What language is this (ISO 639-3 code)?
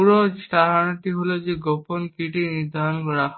ben